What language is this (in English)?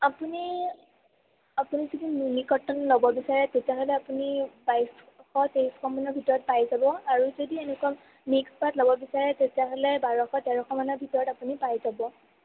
Assamese